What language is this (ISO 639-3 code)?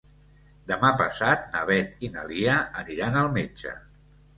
cat